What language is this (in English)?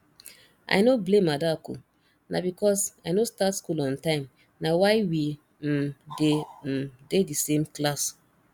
Nigerian Pidgin